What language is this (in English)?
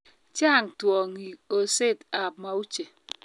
Kalenjin